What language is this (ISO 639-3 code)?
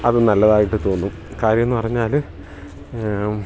mal